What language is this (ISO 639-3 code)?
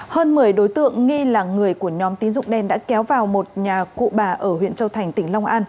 vie